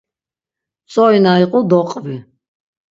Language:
Laz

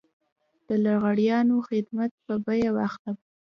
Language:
Pashto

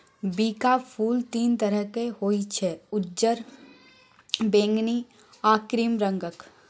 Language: Maithili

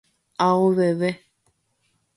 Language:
Guarani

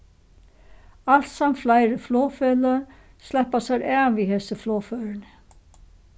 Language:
Faroese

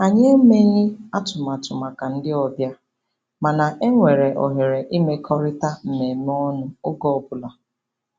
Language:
Igbo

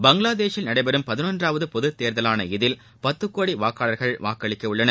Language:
Tamil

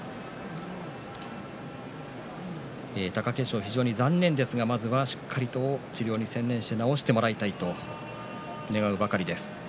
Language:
Japanese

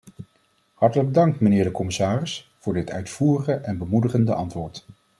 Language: Dutch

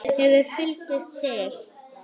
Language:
Icelandic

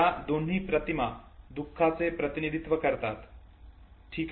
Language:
Marathi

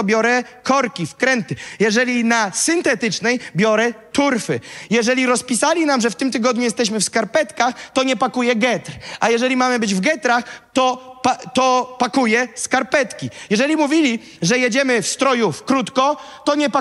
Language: Polish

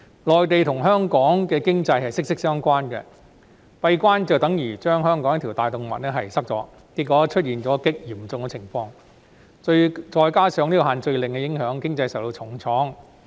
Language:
Cantonese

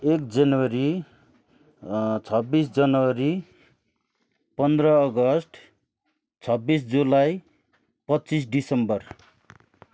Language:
Nepali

